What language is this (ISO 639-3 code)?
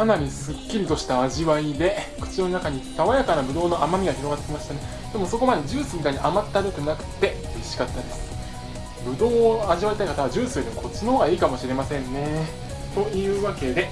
jpn